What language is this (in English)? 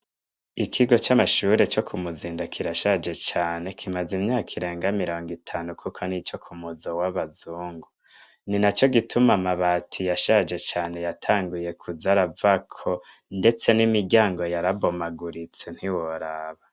Rundi